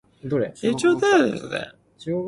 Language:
Cantonese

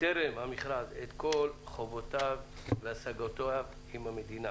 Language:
Hebrew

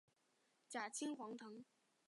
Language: Chinese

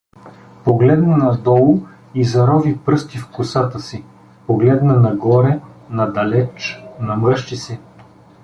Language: Bulgarian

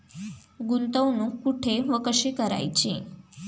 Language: Marathi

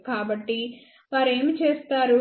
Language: Telugu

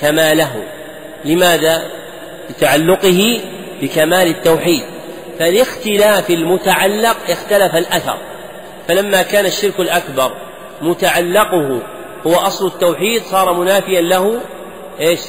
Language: Arabic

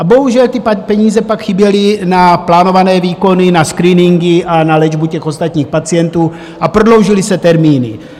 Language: Czech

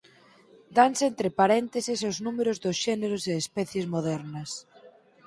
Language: Galician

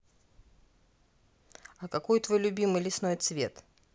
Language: Russian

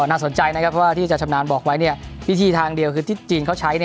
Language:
Thai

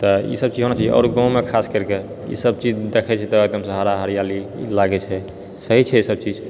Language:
Maithili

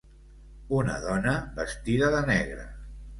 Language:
Catalan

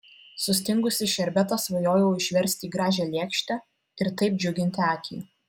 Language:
Lithuanian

